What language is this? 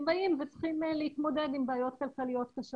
Hebrew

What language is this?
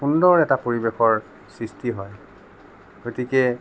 Assamese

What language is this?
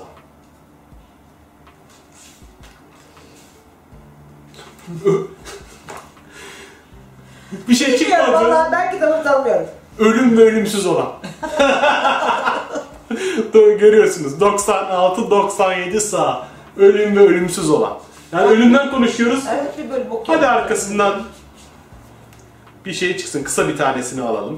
Turkish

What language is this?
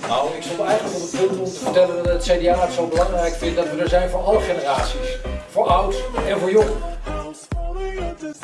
Dutch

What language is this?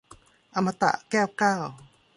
Thai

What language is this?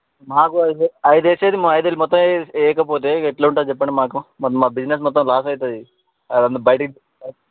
Telugu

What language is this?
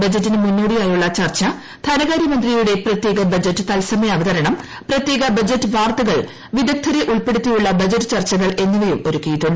Malayalam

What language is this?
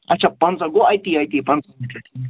Kashmiri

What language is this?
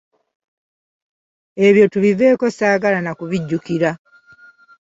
Ganda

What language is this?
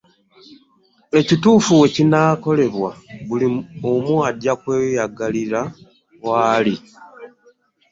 Ganda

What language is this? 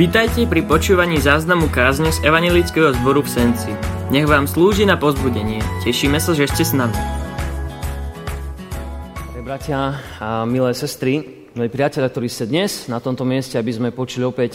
Slovak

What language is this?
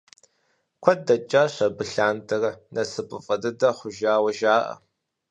Kabardian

